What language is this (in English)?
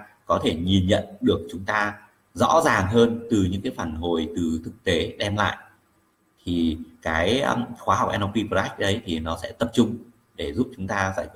Vietnamese